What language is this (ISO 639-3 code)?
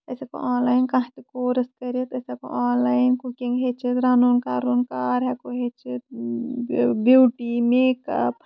kas